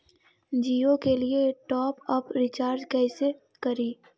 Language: Magahi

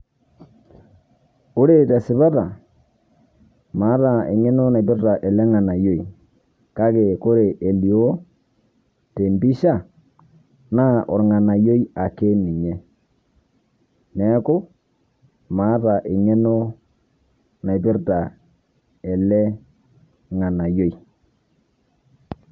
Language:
Masai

